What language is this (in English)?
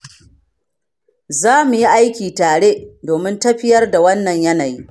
Hausa